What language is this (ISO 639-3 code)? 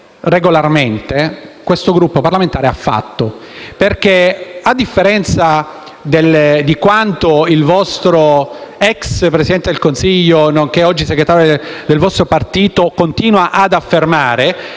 ita